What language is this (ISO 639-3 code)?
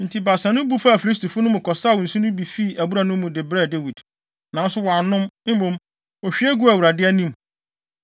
aka